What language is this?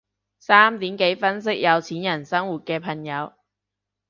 Cantonese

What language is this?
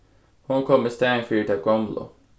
Faroese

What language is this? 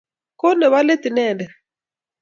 Kalenjin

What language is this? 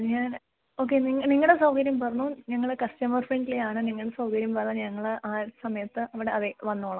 Malayalam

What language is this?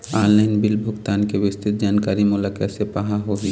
Chhattisgarhi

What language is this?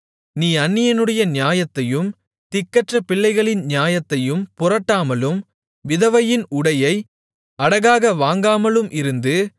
Tamil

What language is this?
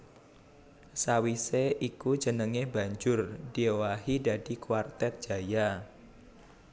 Javanese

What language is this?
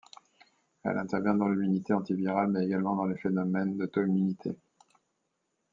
French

